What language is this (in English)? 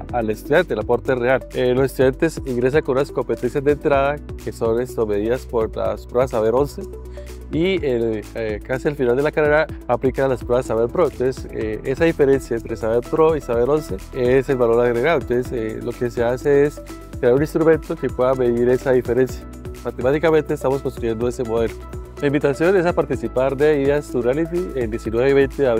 Spanish